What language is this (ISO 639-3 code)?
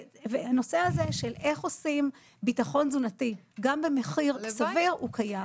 heb